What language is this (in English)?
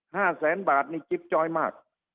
Thai